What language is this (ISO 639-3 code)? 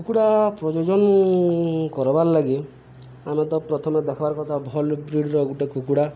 ori